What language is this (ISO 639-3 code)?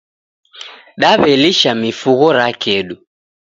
dav